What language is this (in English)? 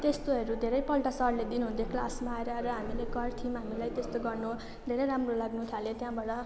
Nepali